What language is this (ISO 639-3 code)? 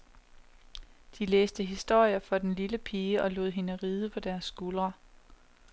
dan